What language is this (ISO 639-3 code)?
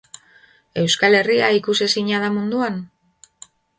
eus